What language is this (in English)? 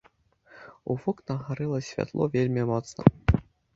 Belarusian